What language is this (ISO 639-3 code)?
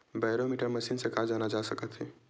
hne